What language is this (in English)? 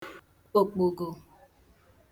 Igbo